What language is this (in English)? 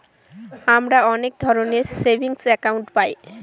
Bangla